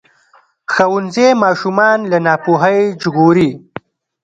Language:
Pashto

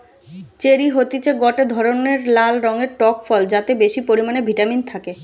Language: Bangla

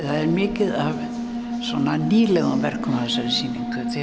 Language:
Icelandic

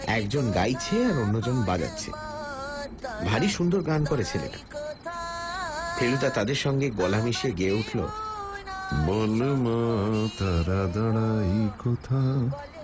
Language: Bangla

